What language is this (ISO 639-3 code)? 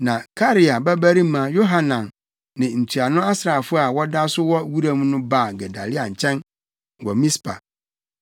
aka